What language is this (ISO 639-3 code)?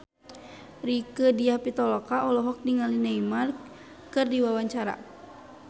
sun